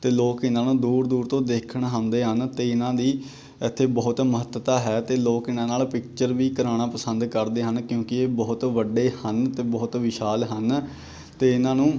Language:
Punjabi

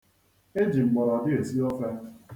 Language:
Igbo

